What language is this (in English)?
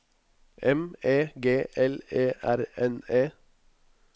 Norwegian